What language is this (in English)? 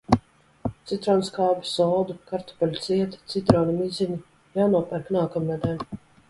Latvian